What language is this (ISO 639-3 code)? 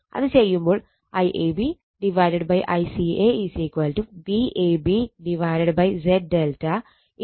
mal